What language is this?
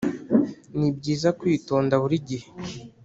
Kinyarwanda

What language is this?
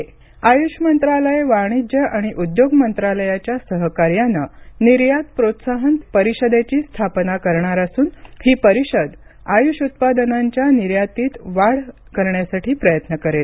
Marathi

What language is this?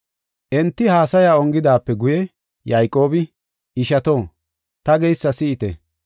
Gofa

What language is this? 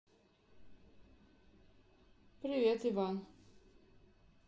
Russian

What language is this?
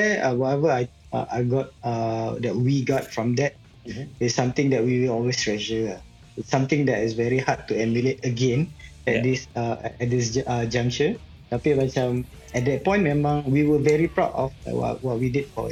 Malay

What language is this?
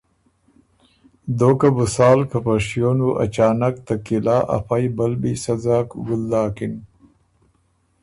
Ormuri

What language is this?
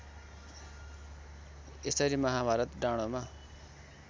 Nepali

